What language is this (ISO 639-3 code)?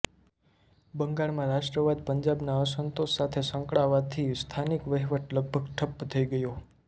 guj